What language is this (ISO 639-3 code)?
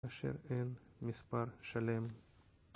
heb